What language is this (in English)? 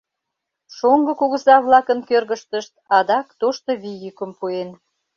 Mari